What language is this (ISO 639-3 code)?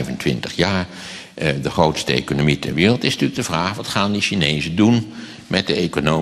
nld